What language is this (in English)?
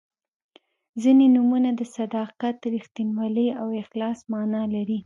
Pashto